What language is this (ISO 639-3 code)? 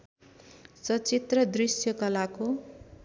nep